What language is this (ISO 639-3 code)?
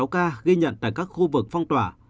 vie